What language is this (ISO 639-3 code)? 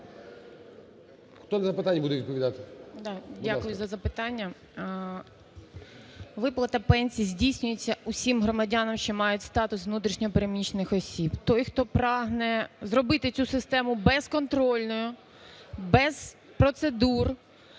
ukr